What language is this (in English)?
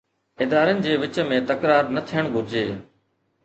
Sindhi